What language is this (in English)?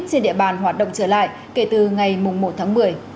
Vietnamese